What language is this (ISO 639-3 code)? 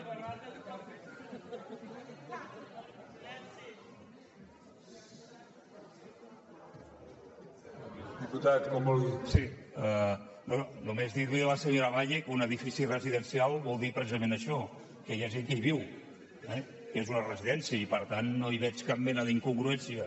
cat